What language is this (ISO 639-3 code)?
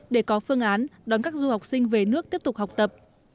vie